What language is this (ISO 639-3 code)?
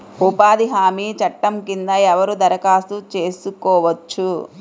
tel